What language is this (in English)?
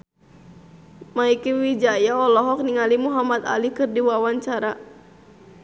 Sundanese